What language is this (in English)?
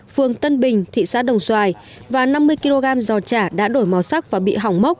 Vietnamese